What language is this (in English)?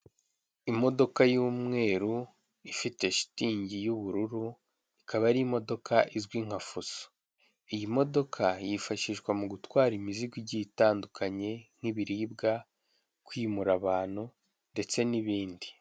Kinyarwanda